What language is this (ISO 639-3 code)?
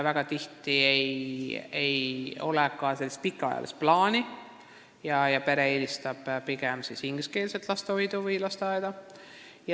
est